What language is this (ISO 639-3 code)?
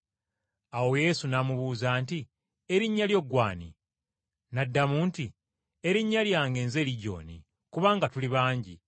lug